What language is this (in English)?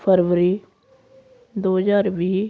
Punjabi